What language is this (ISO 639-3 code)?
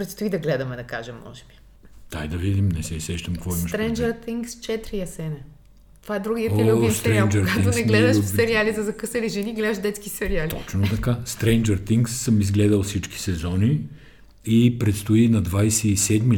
bul